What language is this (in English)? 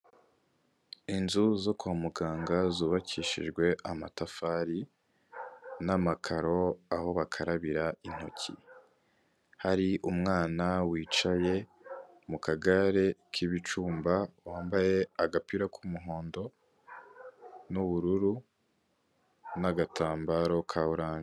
Kinyarwanda